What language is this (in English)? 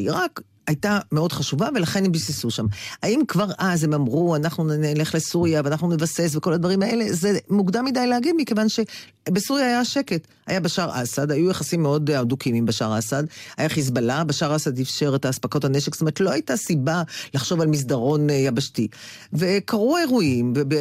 Hebrew